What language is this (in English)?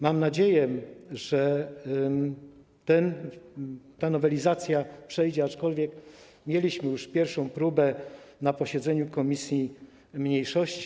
Polish